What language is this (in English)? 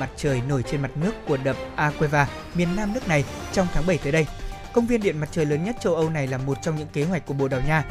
Vietnamese